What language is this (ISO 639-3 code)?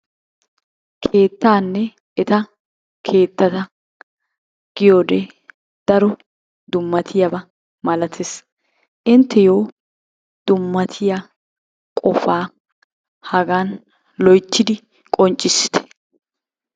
wal